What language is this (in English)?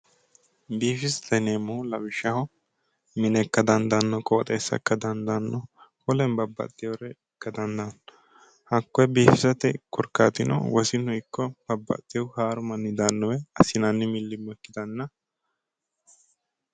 Sidamo